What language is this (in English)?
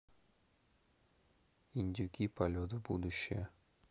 Russian